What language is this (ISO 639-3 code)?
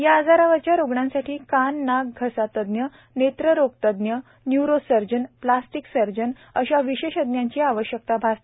mar